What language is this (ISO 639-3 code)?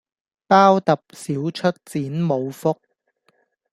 yue